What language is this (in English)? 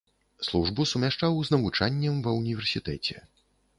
Belarusian